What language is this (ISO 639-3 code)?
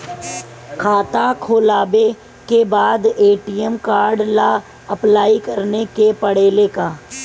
bho